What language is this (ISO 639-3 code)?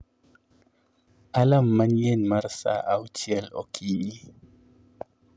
luo